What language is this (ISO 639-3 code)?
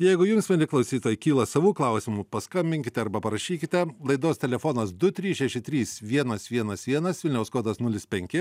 lit